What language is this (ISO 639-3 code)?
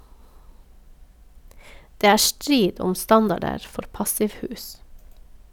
nor